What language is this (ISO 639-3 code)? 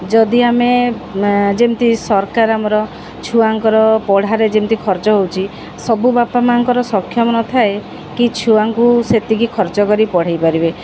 ori